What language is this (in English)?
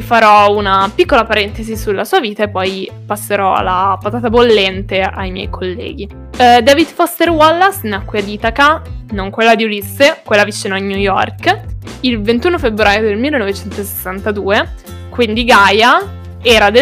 Italian